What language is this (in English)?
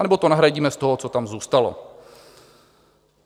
Czech